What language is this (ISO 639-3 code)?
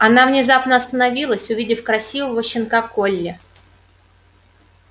rus